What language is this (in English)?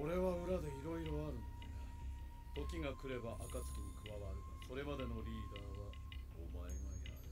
Japanese